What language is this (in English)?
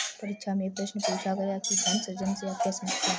Hindi